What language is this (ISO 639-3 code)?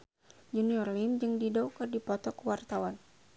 sun